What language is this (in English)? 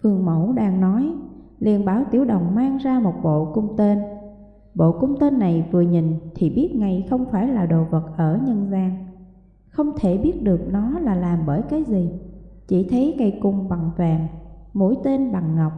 Vietnamese